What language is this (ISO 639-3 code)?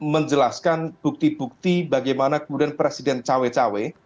ind